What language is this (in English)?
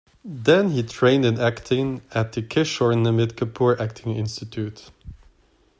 English